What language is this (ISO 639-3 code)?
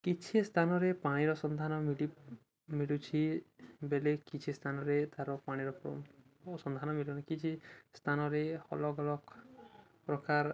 ori